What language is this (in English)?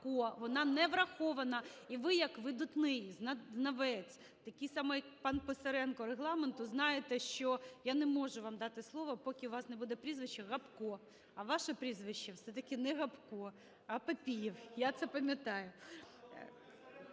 Ukrainian